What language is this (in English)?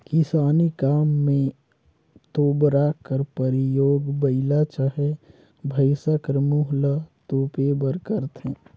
Chhattisgarhi